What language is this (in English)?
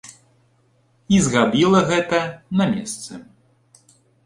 Belarusian